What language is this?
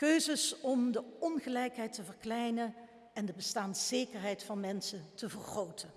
Dutch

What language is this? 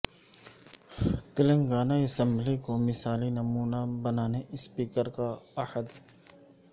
Urdu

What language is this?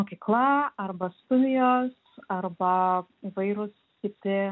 Lithuanian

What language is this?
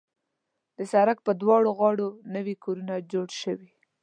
Pashto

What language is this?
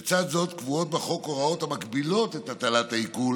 Hebrew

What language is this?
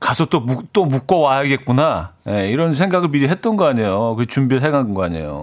Korean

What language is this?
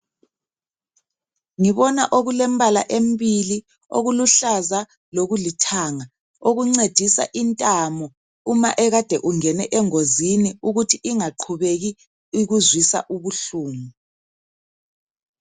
North Ndebele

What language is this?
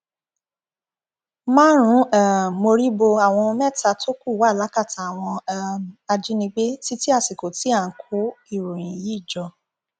Yoruba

